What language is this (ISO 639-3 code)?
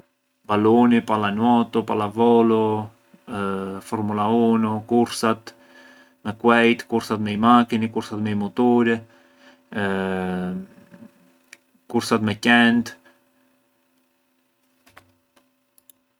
aae